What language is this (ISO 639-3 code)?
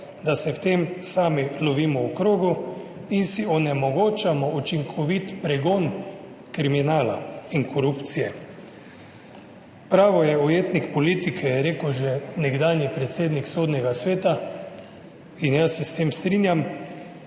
slv